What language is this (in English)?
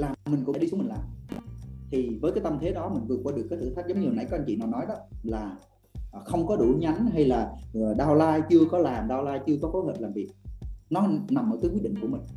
Vietnamese